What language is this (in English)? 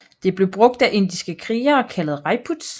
Danish